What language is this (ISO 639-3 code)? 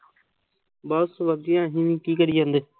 pan